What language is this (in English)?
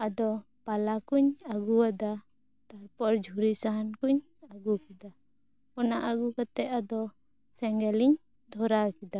Santali